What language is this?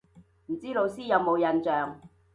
Cantonese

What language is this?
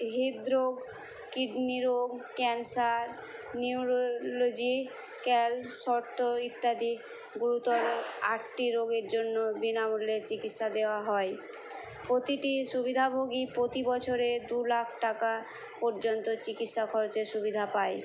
Bangla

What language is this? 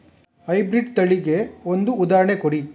Kannada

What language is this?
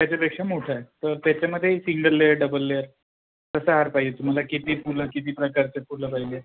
Marathi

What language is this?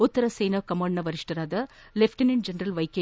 Kannada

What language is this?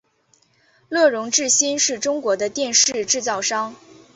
Chinese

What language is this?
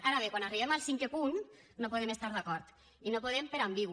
Catalan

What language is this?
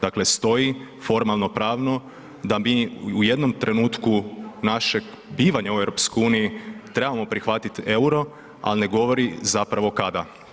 Croatian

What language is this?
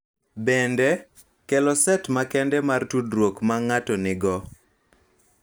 Luo (Kenya and Tanzania)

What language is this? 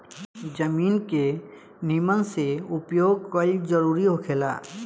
Bhojpuri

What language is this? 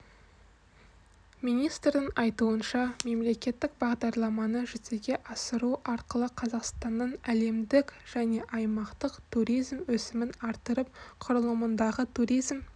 Kazakh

